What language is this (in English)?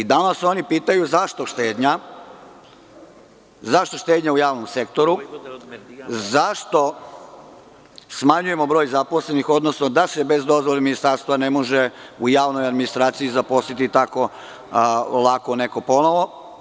Serbian